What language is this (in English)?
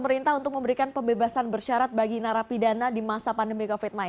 Indonesian